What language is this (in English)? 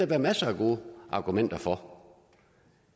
Danish